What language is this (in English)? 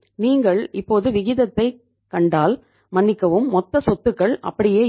Tamil